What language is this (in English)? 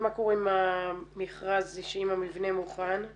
Hebrew